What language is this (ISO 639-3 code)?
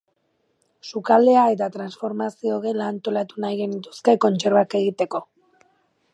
eus